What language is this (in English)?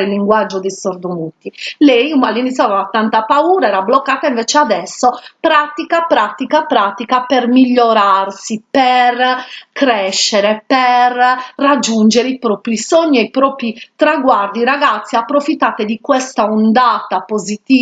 Italian